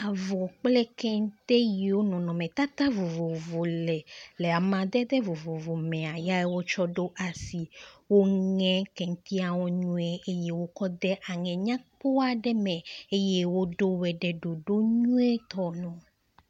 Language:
Ewe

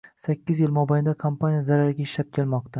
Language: Uzbek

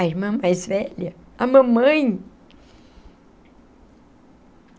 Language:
Portuguese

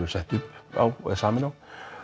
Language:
Icelandic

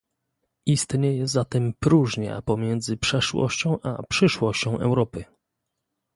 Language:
Polish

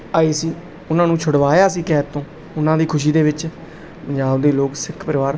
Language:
Punjabi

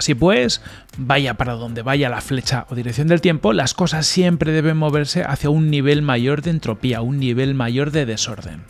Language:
Spanish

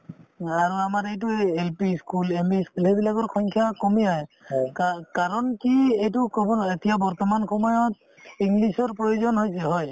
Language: Assamese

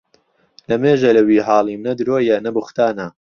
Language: Central Kurdish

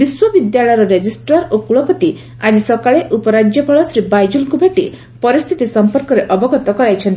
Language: Odia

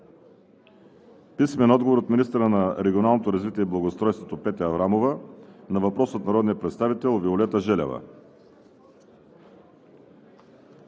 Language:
Bulgarian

